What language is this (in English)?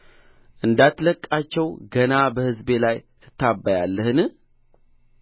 Amharic